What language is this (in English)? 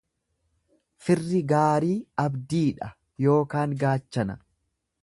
Oromo